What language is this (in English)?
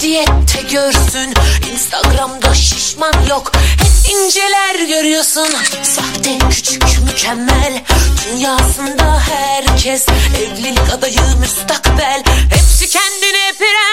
Turkish